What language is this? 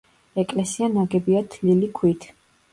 Georgian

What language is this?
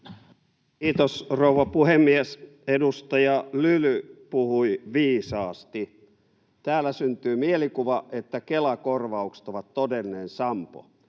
Finnish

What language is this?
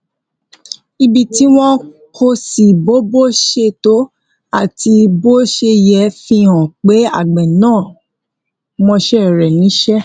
Yoruba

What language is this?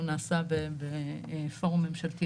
Hebrew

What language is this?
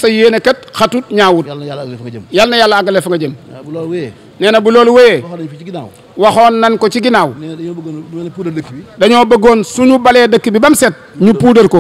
French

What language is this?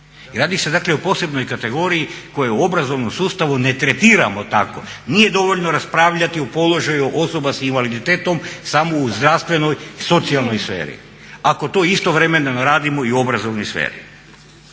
Croatian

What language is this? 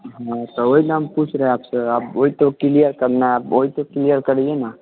Hindi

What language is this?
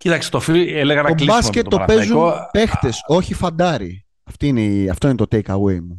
Greek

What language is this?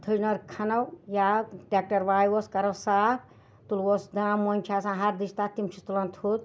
Kashmiri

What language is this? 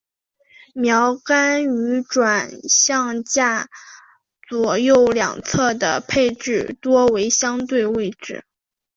Chinese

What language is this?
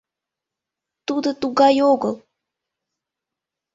Mari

